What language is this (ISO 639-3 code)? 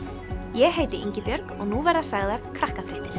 isl